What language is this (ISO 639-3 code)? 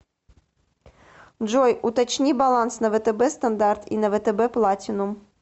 rus